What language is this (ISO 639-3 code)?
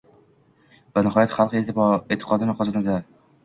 uzb